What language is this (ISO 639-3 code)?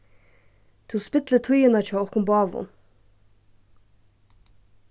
fao